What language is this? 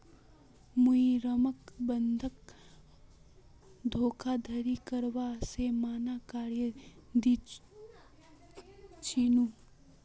Magahi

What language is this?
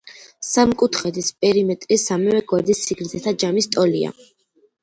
Georgian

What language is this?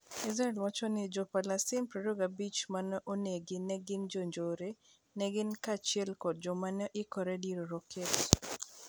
Luo (Kenya and Tanzania)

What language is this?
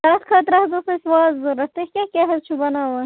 Kashmiri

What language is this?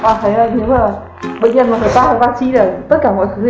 Vietnamese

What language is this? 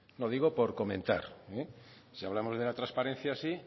Spanish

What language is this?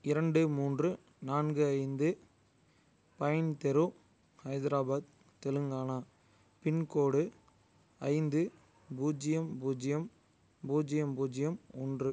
Tamil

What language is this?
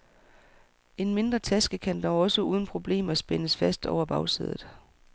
Danish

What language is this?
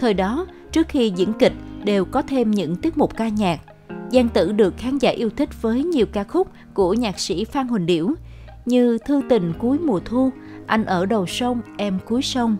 Vietnamese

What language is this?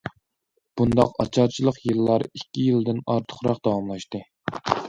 Uyghur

